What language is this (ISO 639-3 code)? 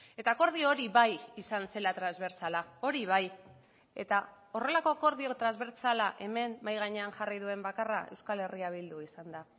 eus